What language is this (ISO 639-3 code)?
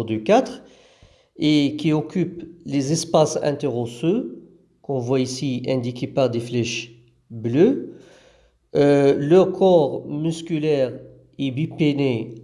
fra